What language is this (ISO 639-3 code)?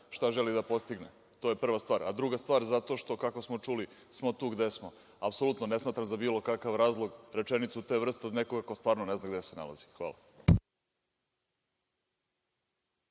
srp